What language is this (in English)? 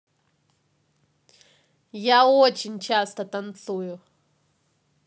Russian